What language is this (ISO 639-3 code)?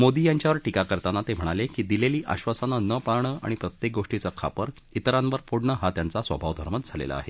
mar